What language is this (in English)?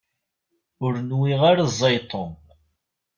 Kabyle